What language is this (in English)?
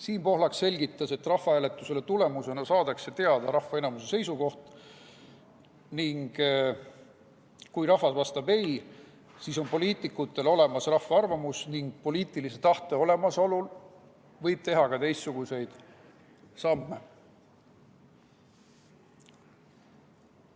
Estonian